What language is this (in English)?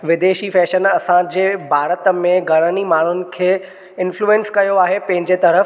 Sindhi